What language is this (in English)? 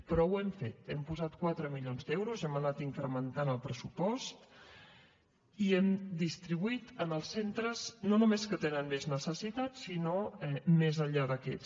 Catalan